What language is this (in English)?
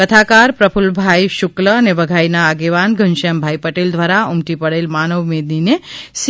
Gujarati